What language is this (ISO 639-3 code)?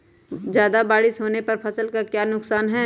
mag